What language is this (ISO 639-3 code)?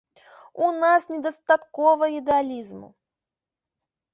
bel